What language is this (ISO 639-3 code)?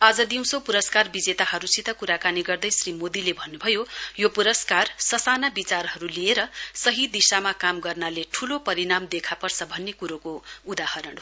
nep